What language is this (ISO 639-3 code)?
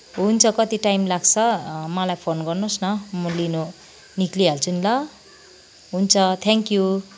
nep